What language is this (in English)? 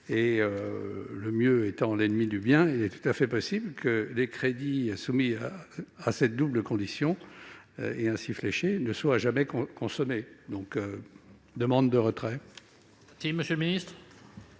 French